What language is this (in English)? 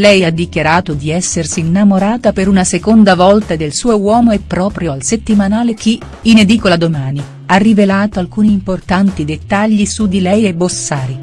Italian